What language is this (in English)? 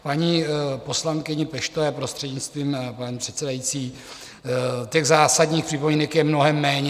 Czech